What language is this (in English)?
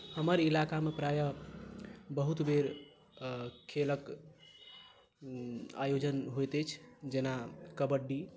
Maithili